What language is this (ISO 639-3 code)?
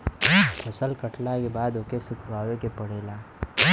bho